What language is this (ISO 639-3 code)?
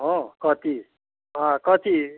nep